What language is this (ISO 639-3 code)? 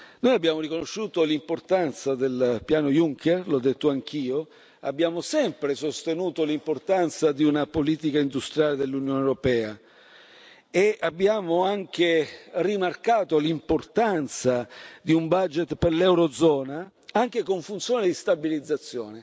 ita